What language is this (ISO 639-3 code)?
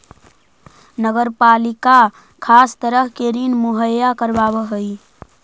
mag